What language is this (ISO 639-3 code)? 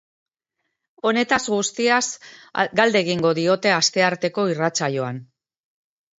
eus